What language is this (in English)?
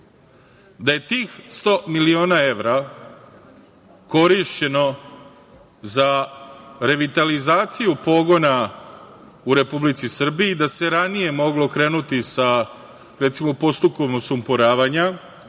Serbian